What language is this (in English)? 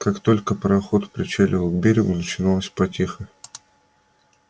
Russian